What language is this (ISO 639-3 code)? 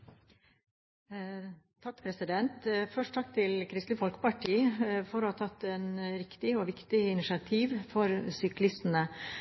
nor